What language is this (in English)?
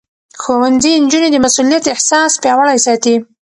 Pashto